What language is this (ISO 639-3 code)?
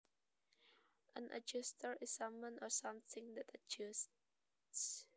jav